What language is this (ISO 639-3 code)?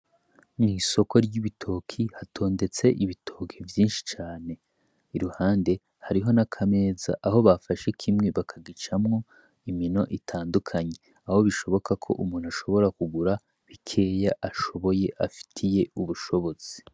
run